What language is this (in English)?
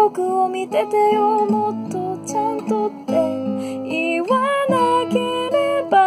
Japanese